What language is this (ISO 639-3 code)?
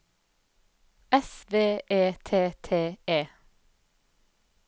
nor